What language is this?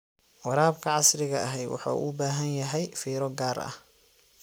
Somali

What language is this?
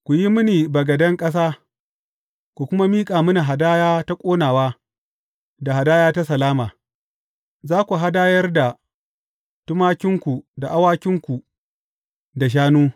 Hausa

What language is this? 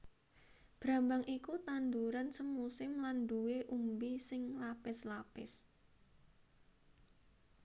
Javanese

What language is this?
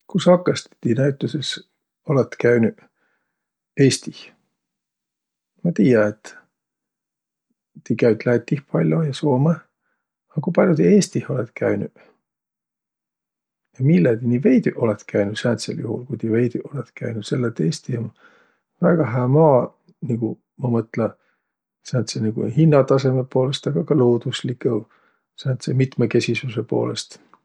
Võro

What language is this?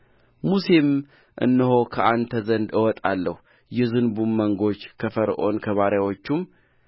Amharic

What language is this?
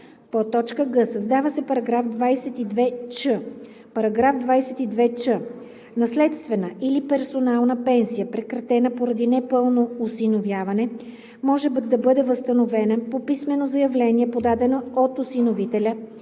Bulgarian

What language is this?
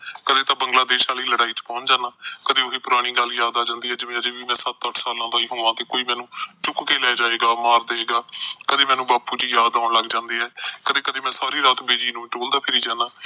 Punjabi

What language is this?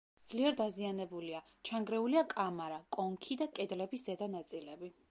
Georgian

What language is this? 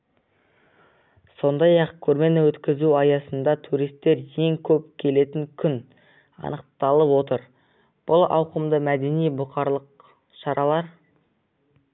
Kazakh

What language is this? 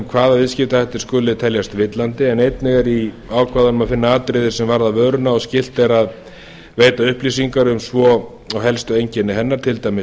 Icelandic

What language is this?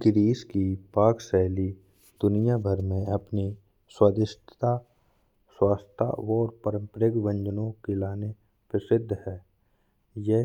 Bundeli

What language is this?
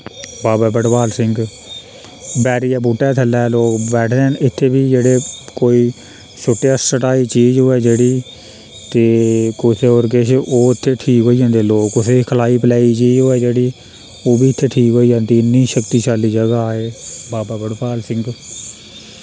Dogri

